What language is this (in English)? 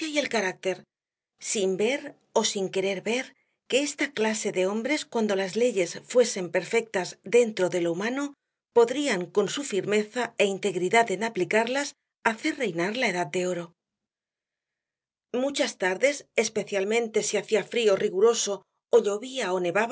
Spanish